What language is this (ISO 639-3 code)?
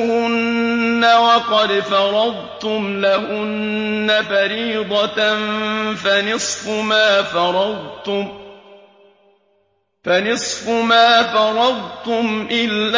ara